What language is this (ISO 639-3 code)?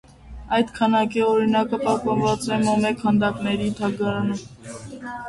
hye